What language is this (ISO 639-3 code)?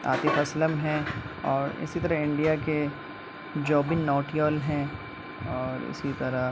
urd